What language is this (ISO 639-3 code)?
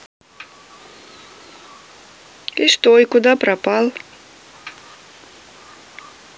rus